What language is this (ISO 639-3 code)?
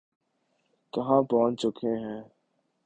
urd